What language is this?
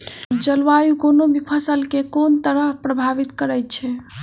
Maithili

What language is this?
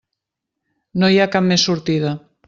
Catalan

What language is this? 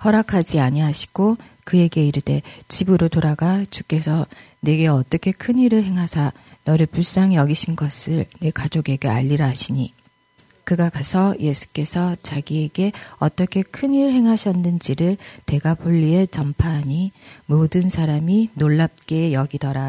Korean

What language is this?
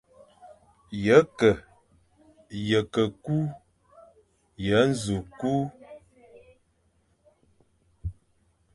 Fang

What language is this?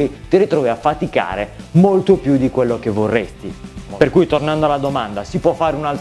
Italian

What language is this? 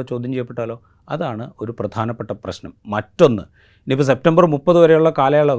Malayalam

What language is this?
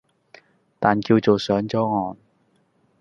Cantonese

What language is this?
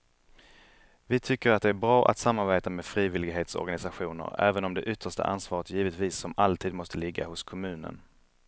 Swedish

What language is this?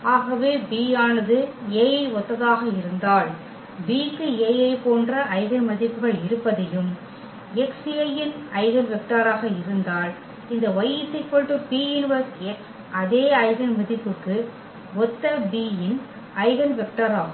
Tamil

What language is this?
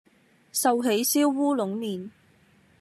Cantonese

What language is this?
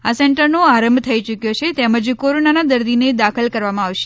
Gujarati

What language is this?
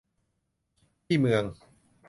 Thai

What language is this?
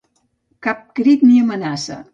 Catalan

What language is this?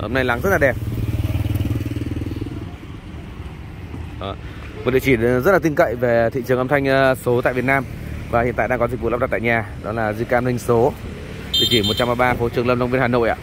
Vietnamese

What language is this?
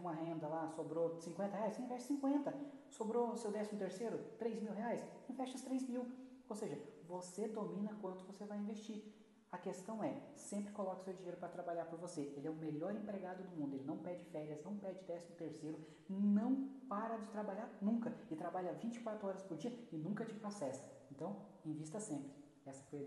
Portuguese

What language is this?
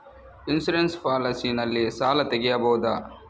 Kannada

